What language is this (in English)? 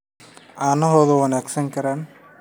Somali